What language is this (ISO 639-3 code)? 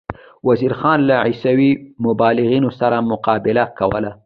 pus